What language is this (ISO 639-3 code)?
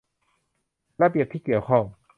tha